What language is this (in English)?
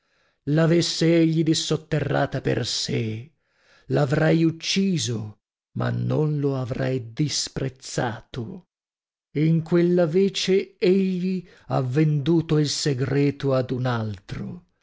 Italian